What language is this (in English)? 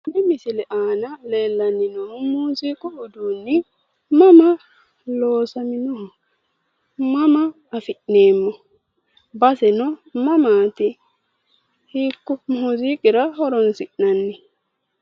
Sidamo